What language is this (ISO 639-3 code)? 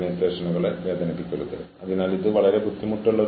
mal